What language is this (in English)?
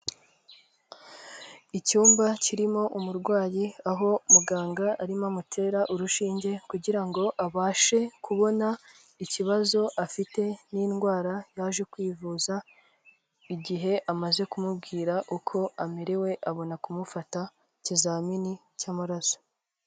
Kinyarwanda